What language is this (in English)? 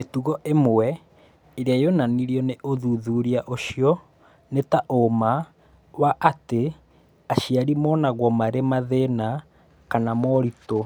Kikuyu